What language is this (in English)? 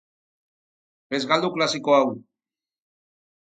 Basque